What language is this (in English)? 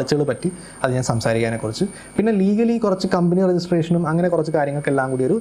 Malayalam